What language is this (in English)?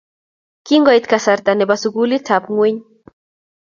Kalenjin